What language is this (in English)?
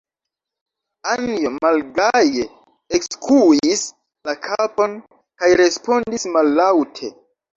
Esperanto